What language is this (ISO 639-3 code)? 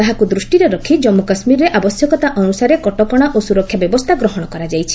ori